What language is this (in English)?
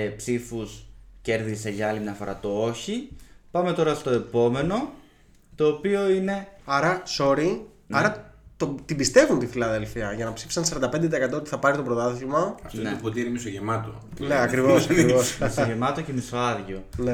Greek